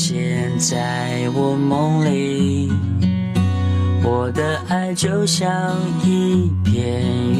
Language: Chinese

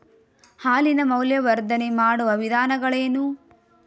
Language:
Kannada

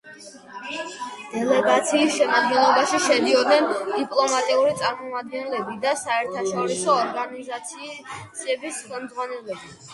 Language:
Georgian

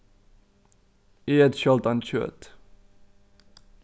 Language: Faroese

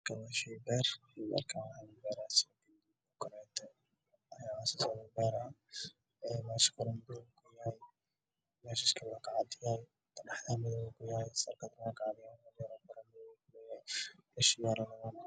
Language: Somali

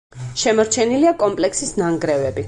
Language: Georgian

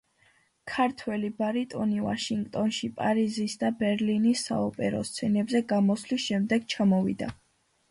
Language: Georgian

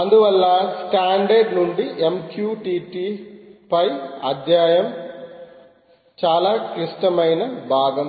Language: Telugu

